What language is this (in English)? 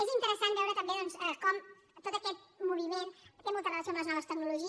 Catalan